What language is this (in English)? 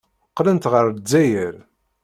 Kabyle